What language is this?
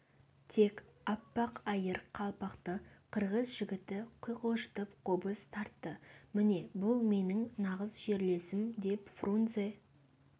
Kazakh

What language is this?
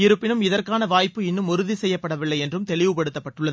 Tamil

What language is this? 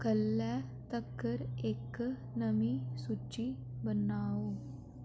Dogri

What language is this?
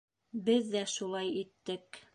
Bashkir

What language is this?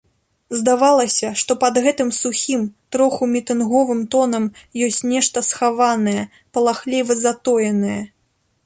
Belarusian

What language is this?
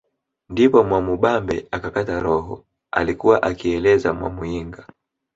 Swahili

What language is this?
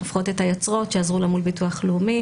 Hebrew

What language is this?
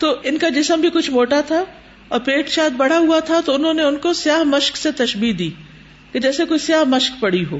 Urdu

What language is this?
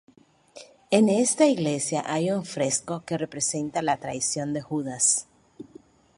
Spanish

